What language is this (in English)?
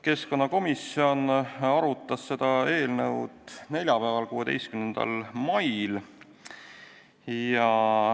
Estonian